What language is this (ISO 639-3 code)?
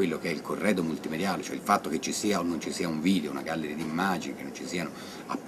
ita